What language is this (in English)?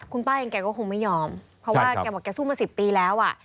Thai